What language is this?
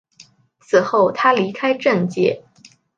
Chinese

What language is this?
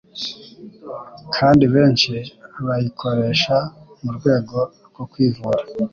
Kinyarwanda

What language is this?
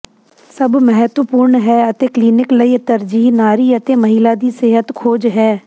Punjabi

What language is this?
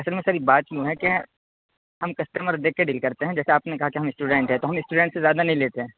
Urdu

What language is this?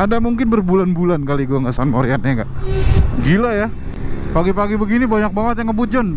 Indonesian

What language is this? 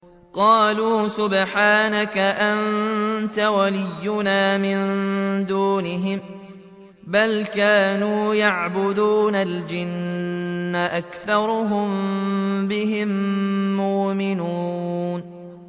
Arabic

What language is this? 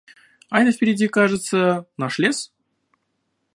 Russian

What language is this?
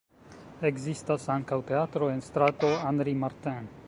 Esperanto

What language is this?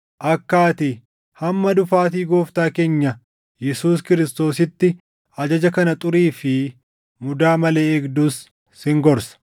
Oromo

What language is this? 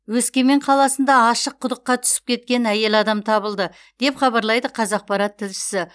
Kazakh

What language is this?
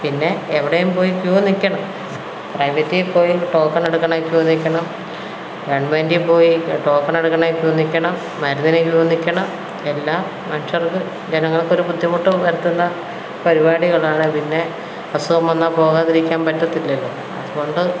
Malayalam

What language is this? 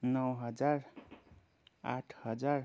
Nepali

